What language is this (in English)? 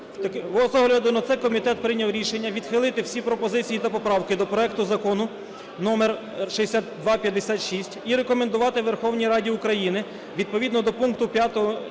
Ukrainian